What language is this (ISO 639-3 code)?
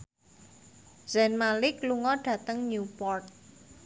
jav